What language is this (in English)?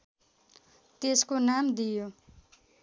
Nepali